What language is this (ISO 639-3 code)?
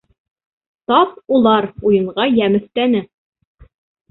bak